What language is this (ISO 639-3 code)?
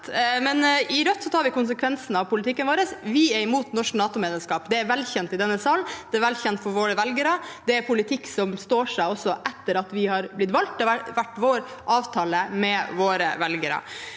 nor